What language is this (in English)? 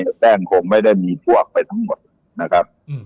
Thai